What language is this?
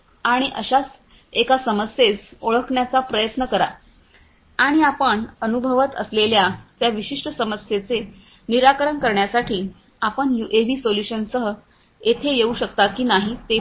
Marathi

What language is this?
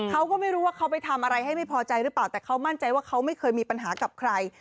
Thai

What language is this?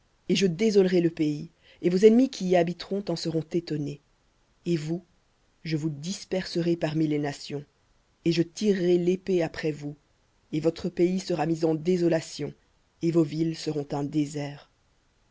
French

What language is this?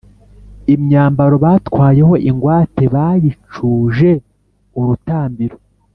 Kinyarwanda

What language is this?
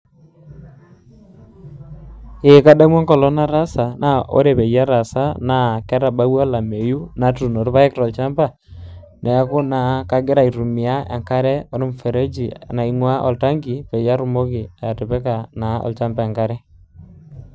Masai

